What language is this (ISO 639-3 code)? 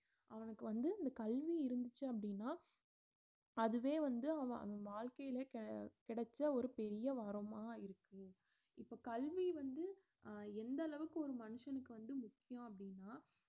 tam